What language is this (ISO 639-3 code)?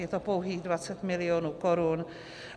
ces